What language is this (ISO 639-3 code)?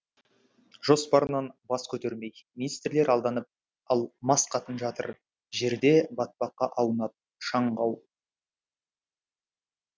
kaz